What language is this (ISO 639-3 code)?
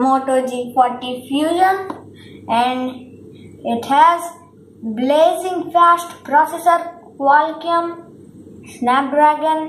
eng